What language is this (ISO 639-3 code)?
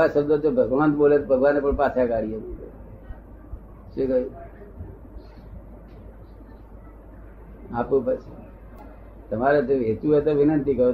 guj